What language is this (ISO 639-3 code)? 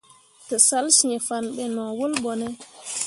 mua